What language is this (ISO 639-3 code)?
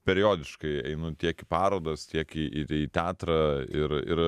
lit